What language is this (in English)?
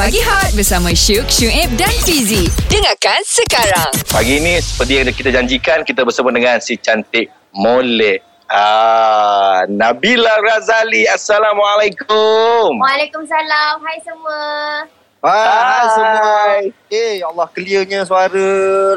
Malay